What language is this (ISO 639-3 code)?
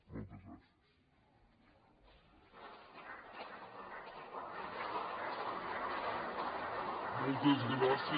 cat